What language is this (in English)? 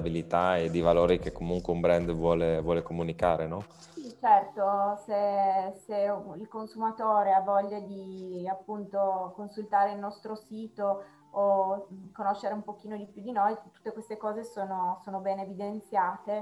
Italian